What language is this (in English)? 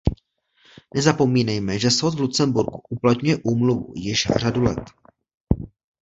Czech